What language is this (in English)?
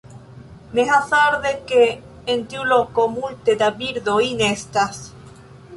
Esperanto